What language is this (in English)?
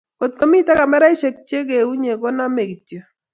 Kalenjin